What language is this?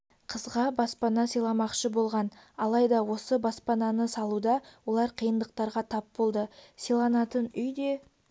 Kazakh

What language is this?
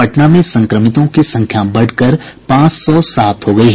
Hindi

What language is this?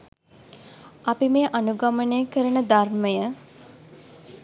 Sinhala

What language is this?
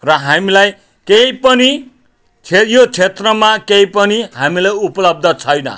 Nepali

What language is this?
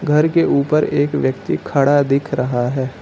Hindi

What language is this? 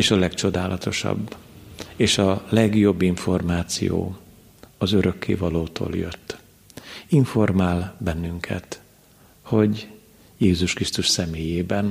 Hungarian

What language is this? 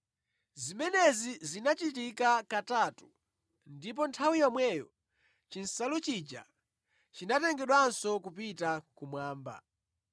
Nyanja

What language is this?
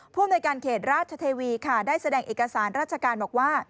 Thai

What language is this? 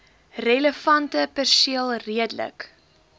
Afrikaans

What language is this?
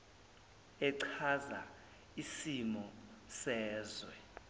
Zulu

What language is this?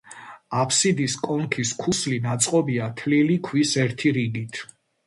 Georgian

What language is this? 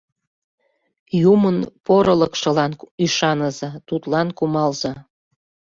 Mari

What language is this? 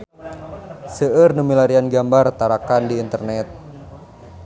Sundanese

